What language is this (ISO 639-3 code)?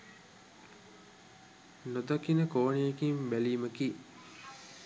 sin